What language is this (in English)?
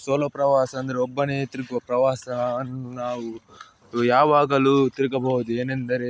Kannada